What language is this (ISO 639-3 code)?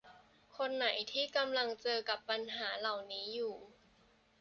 tha